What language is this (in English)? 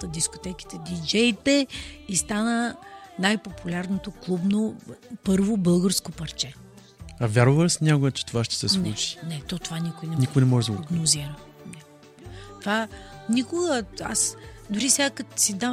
Bulgarian